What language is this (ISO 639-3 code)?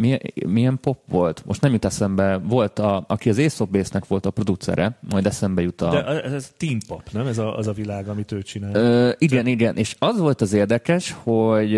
hun